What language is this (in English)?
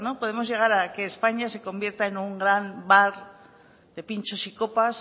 Spanish